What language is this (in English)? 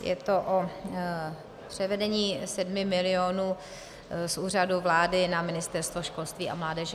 Czech